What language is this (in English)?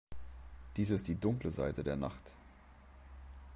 German